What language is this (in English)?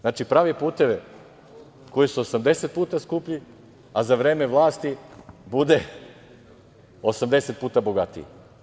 Serbian